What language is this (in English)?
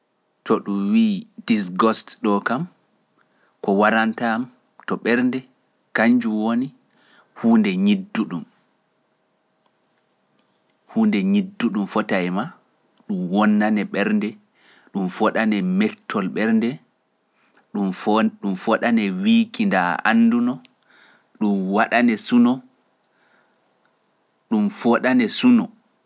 Pular